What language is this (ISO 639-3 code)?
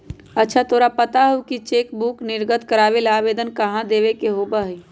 mag